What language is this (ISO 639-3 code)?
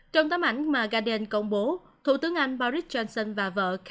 vie